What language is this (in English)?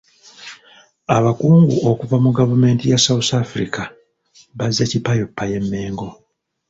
Ganda